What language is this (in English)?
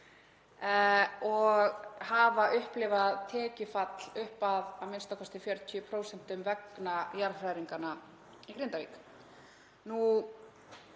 Icelandic